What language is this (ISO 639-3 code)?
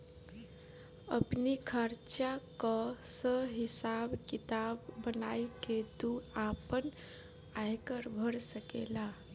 bho